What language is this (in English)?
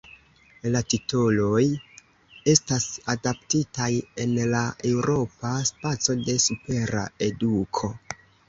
Esperanto